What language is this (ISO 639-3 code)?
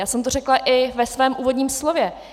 ces